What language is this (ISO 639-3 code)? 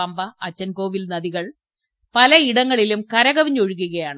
mal